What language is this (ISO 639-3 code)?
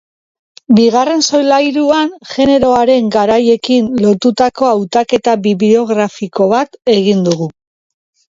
eus